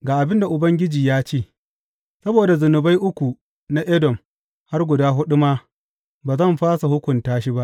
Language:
Hausa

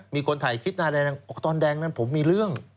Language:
Thai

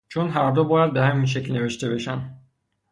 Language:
Persian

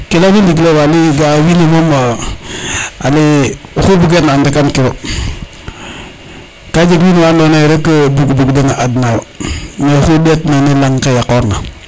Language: Serer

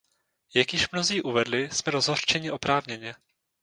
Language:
Czech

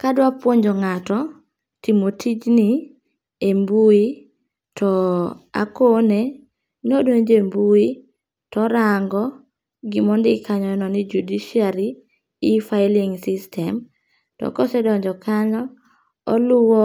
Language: Luo (Kenya and Tanzania)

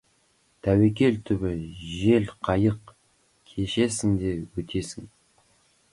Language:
Kazakh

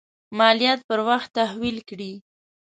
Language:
Pashto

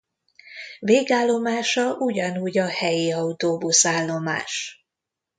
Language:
Hungarian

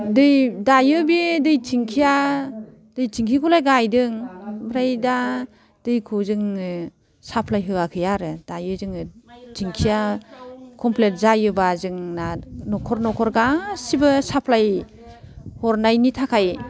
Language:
Bodo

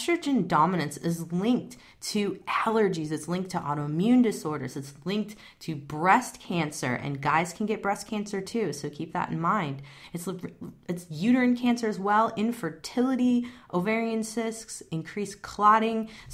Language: English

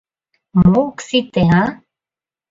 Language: Mari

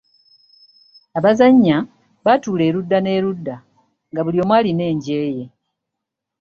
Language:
Ganda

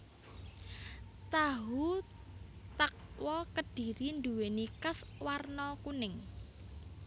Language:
Javanese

